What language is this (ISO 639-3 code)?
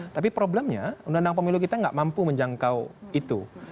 ind